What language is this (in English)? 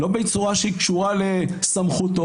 Hebrew